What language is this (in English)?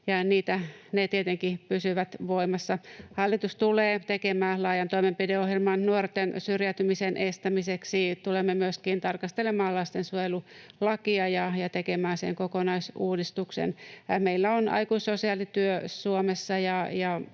Finnish